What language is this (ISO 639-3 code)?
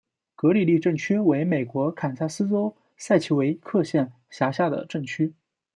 zho